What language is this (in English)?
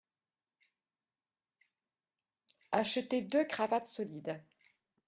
French